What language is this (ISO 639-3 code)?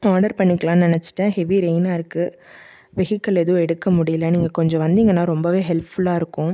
tam